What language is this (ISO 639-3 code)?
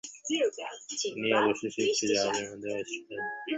ben